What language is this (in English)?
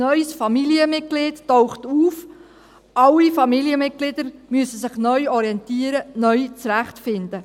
Swiss German